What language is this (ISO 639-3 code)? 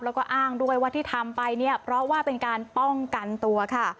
tha